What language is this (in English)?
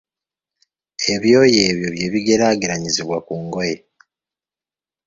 Ganda